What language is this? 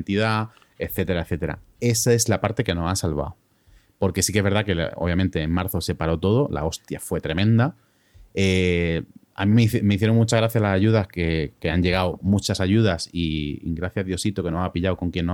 Spanish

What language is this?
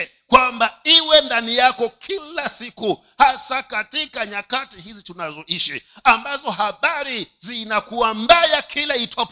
Swahili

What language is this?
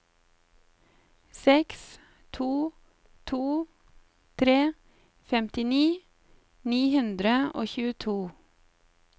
Norwegian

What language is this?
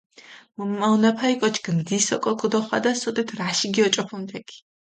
Mingrelian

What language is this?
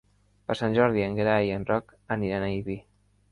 Catalan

